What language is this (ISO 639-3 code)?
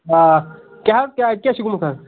kas